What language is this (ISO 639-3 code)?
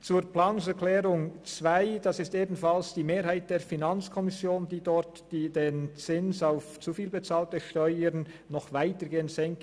gsw